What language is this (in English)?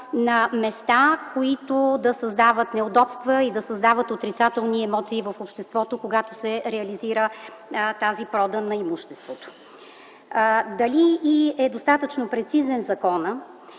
Bulgarian